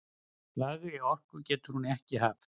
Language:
Icelandic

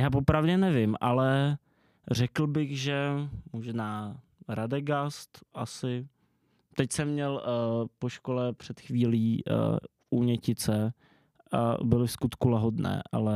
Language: Czech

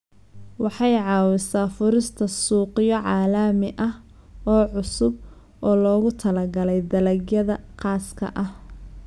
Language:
Somali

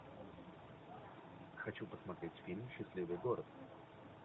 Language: Russian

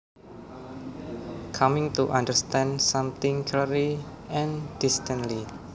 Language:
Javanese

